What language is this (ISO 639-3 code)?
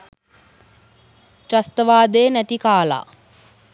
sin